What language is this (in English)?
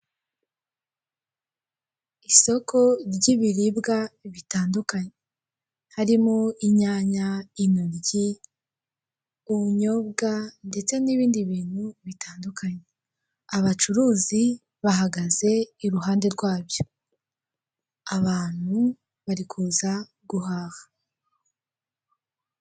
Kinyarwanda